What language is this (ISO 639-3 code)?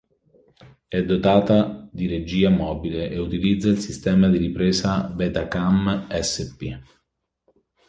ita